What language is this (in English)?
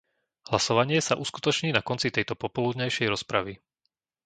Slovak